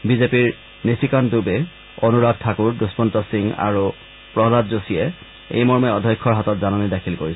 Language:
Assamese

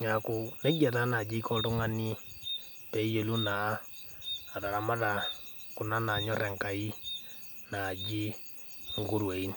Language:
Masai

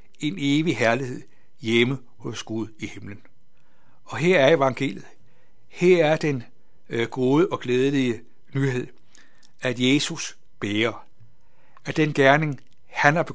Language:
Danish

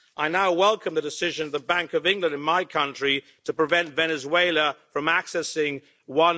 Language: English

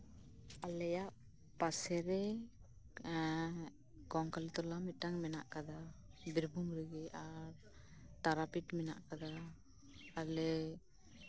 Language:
Santali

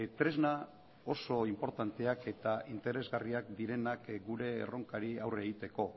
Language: Basque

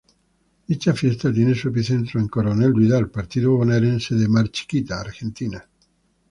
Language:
Spanish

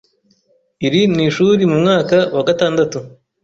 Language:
Kinyarwanda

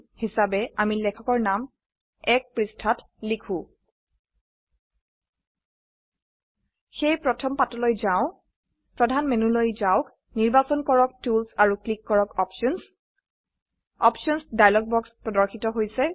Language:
Assamese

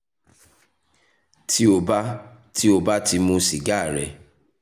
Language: Yoruba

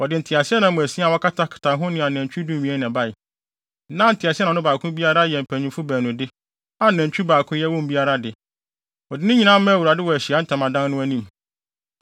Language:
Akan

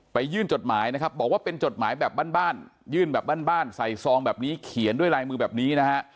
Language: Thai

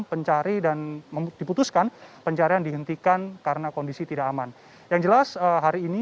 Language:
Indonesian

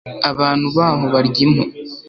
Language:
Kinyarwanda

